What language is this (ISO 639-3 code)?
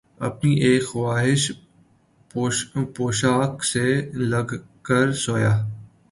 urd